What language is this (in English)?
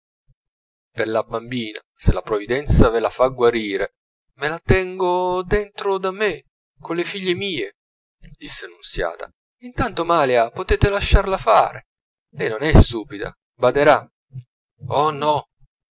Italian